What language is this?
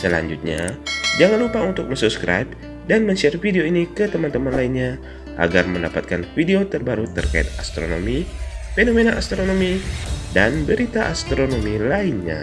Indonesian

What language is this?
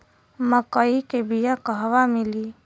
Bhojpuri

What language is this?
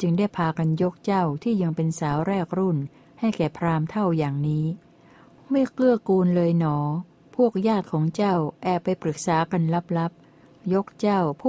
Thai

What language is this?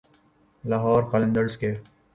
Urdu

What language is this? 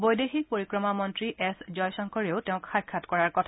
Assamese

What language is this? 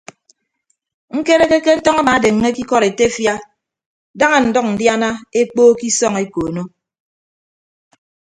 Ibibio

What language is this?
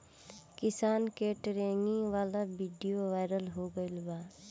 Bhojpuri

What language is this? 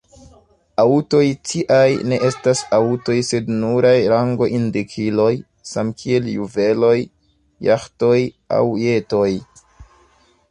Esperanto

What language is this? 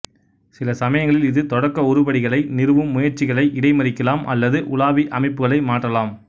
Tamil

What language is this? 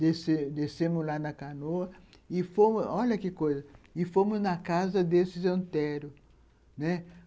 Portuguese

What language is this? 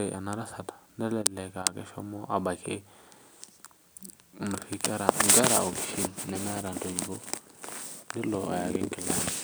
Masai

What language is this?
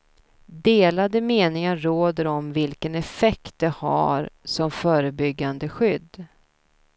Swedish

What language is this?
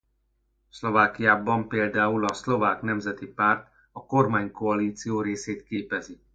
Hungarian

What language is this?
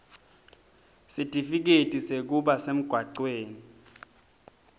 Swati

